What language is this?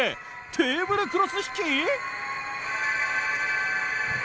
Japanese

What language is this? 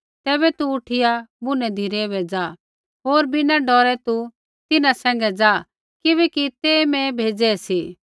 Kullu Pahari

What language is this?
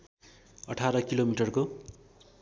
Nepali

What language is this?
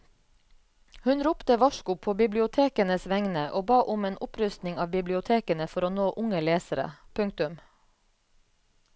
Norwegian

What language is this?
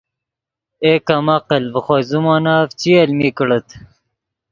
Yidgha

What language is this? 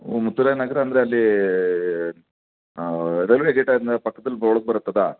Kannada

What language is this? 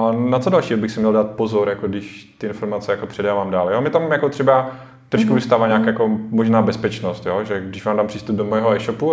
Czech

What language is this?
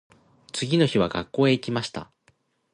Japanese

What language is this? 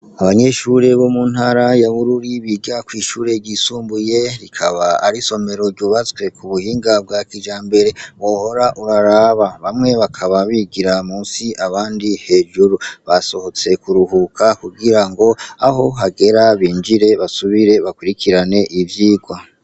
Rundi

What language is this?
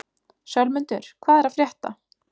Icelandic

